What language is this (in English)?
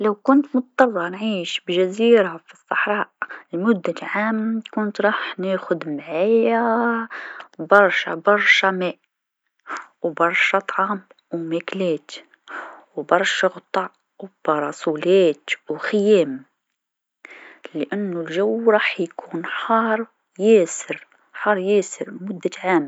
Tunisian Arabic